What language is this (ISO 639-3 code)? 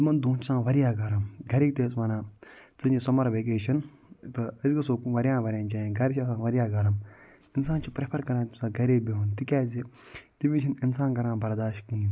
kas